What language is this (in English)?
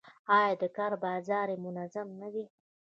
Pashto